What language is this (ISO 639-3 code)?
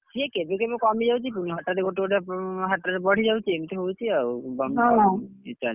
ori